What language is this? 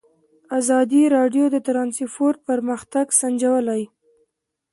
Pashto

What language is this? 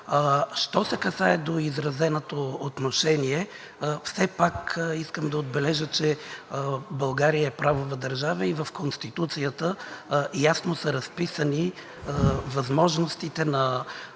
Bulgarian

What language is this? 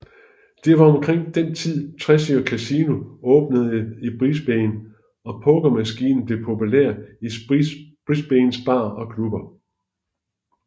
Danish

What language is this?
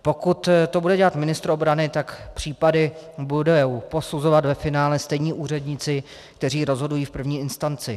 Czech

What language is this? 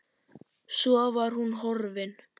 Icelandic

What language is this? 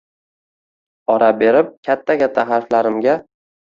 Uzbek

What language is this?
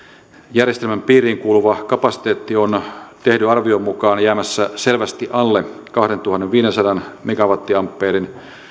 Finnish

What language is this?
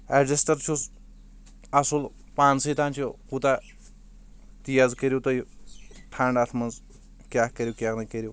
Kashmiri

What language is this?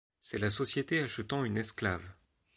French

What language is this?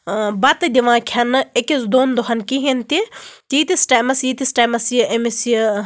Kashmiri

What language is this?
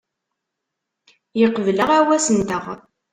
Kabyle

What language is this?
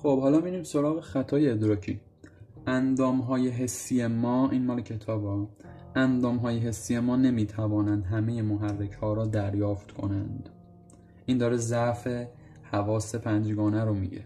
Persian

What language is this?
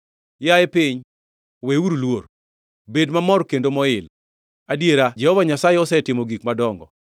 Luo (Kenya and Tanzania)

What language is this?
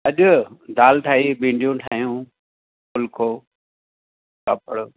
Sindhi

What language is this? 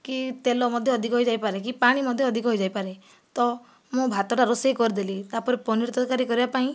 Odia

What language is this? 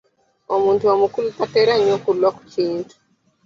Ganda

